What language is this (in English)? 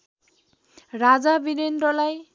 Nepali